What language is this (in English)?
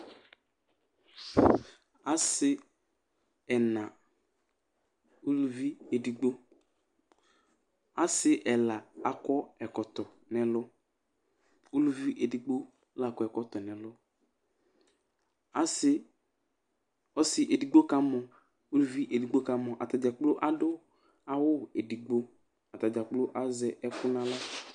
Ikposo